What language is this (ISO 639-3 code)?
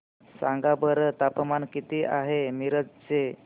mar